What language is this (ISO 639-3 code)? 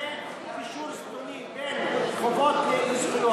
heb